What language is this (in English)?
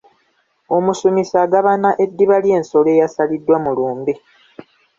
Ganda